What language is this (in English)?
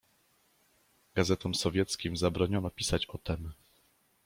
Polish